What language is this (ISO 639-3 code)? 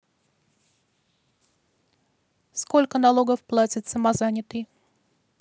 rus